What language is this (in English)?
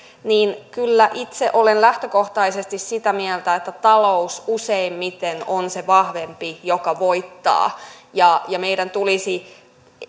Finnish